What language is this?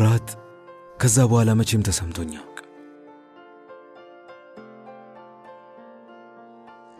Arabic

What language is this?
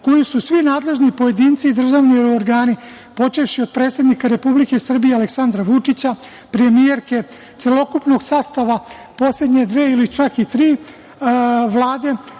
Serbian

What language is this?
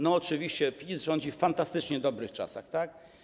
Polish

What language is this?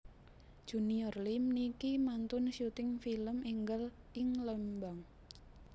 Javanese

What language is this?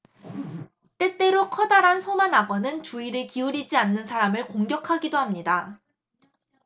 Korean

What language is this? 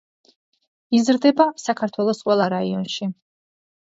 Georgian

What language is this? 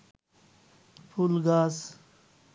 Bangla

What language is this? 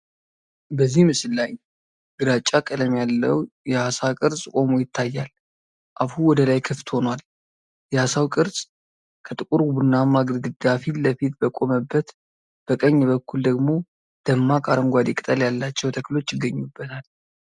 Amharic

